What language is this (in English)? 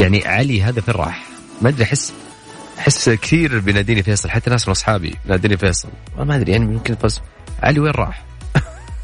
Arabic